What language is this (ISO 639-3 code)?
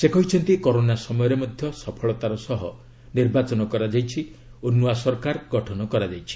ori